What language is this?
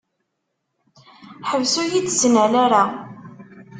Kabyle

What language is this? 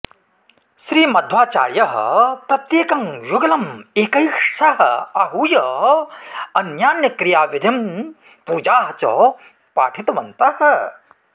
Sanskrit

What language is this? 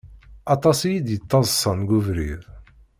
Kabyle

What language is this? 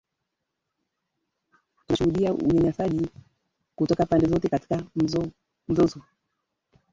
Swahili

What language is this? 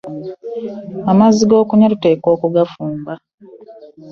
Ganda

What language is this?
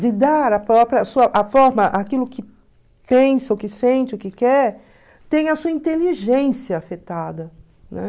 Portuguese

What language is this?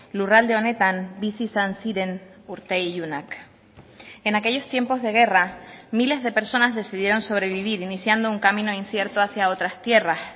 Spanish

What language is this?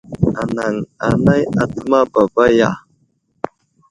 Wuzlam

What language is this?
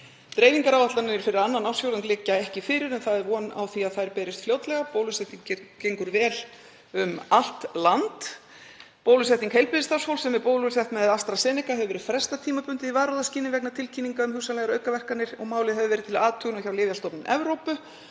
Icelandic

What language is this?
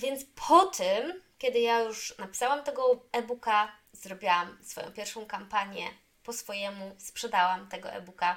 Polish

